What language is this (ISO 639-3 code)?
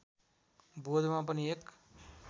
nep